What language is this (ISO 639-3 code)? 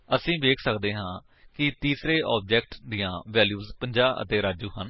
pan